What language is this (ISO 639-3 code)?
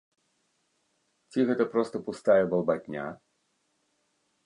bel